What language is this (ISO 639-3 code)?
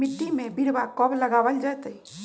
mag